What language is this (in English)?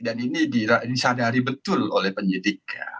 Indonesian